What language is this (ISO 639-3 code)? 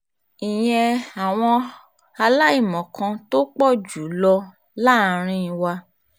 yor